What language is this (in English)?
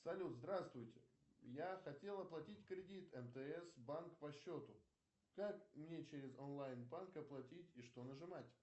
Russian